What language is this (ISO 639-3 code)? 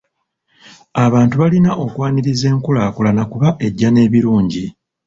lug